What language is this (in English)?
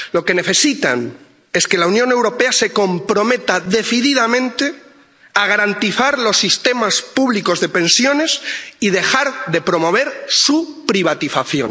Spanish